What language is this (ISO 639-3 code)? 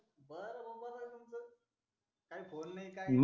mar